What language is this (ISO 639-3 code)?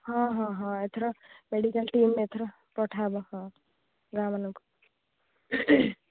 ori